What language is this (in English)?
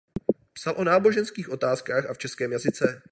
Czech